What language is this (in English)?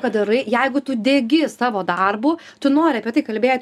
Lithuanian